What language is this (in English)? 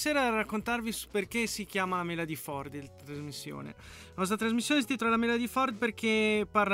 Italian